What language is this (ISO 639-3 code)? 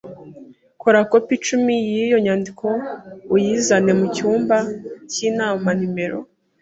kin